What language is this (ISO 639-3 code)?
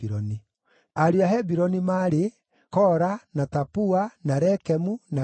kik